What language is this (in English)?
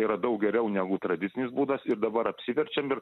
Lithuanian